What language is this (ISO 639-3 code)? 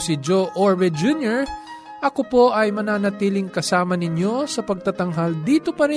fil